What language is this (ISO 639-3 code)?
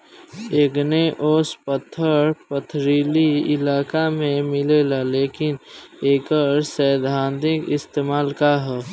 bho